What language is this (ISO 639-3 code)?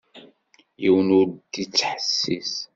kab